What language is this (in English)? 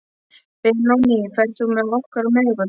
Icelandic